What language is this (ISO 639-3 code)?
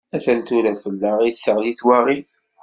kab